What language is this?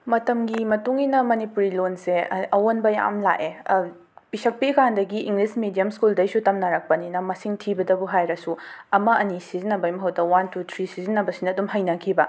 Manipuri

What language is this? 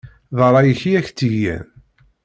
Kabyle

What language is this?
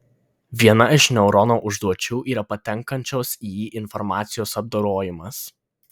Lithuanian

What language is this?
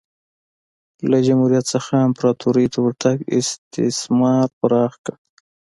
Pashto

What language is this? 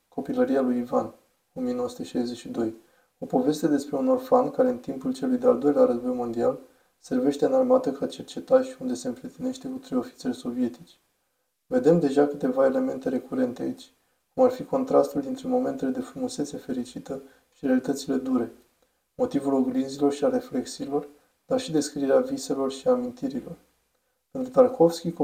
Romanian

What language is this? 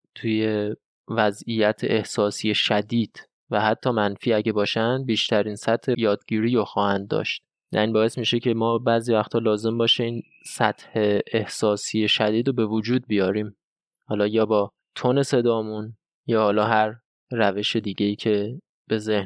Persian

